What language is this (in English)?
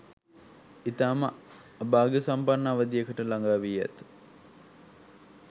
Sinhala